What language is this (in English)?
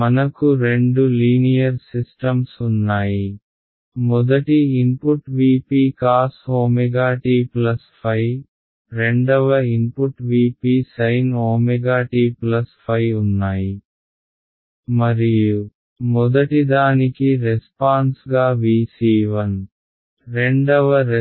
Telugu